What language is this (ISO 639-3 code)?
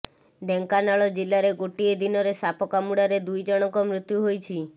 ori